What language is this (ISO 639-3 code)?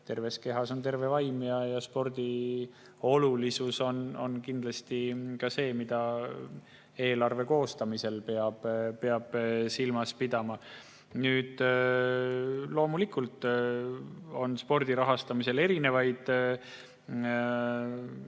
est